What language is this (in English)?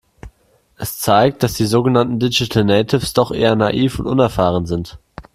German